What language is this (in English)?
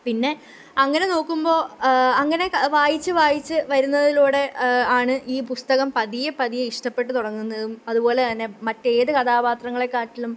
Malayalam